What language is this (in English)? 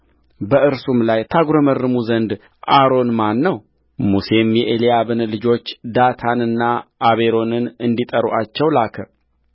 Amharic